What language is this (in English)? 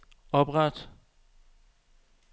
Danish